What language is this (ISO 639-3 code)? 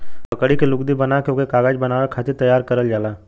bho